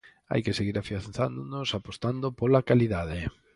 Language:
Galician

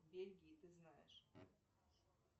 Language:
Russian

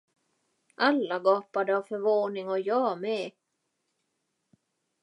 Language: Swedish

